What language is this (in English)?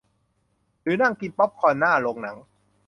Thai